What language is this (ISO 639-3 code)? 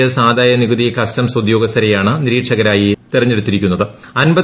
mal